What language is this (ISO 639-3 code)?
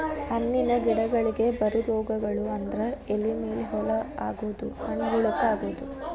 kan